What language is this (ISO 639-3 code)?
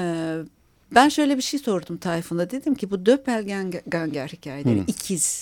tur